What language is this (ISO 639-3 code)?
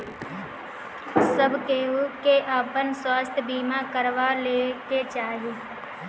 bho